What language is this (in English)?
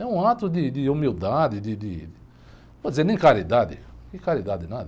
Portuguese